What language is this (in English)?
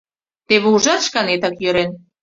Mari